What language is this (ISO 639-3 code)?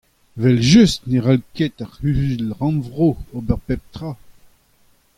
bre